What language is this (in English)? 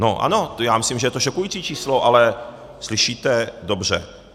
Czech